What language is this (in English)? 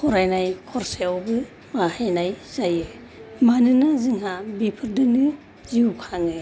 Bodo